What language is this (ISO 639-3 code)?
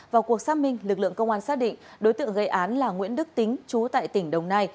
vie